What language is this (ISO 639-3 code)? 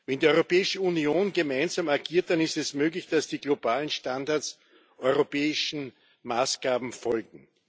deu